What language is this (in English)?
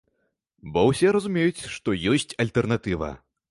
Belarusian